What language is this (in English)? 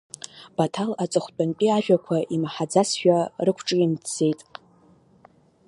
Abkhazian